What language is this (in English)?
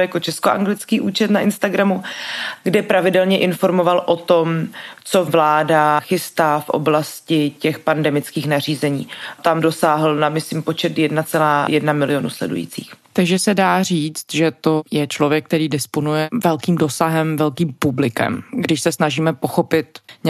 Czech